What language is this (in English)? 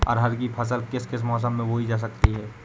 Hindi